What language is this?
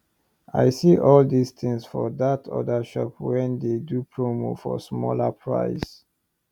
Nigerian Pidgin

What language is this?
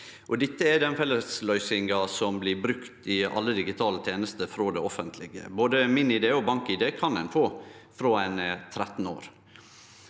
Norwegian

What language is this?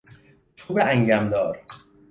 Persian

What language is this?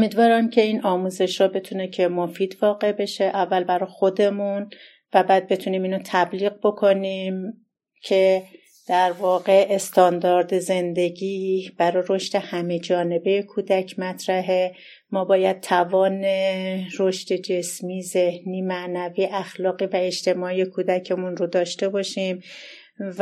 Persian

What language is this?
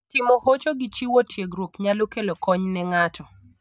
Luo (Kenya and Tanzania)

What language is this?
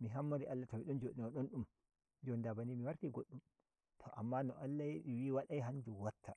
Nigerian Fulfulde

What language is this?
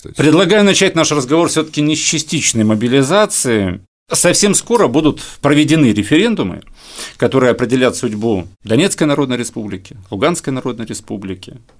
Russian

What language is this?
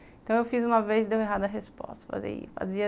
Portuguese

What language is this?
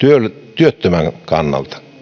Finnish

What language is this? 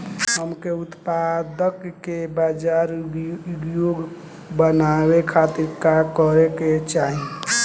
Bhojpuri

